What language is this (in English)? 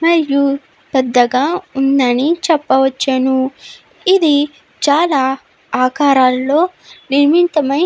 Telugu